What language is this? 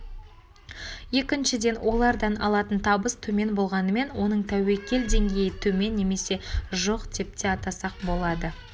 Kazakh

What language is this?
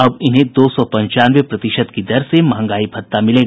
Hindi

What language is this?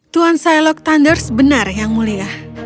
Indonesian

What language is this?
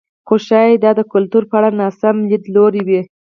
Pashto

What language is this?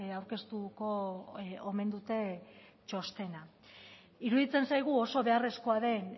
Basque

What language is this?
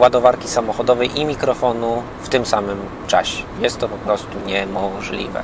Polish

